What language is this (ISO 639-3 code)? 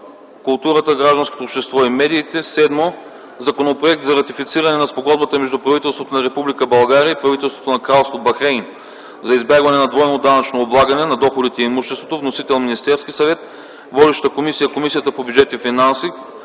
bul